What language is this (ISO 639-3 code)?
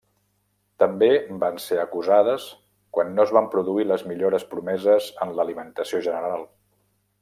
cat